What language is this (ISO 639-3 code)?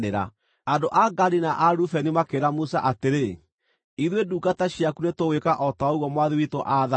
kik